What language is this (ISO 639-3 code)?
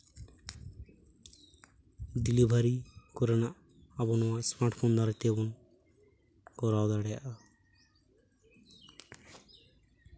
sat